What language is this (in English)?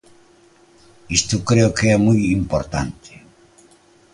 Galician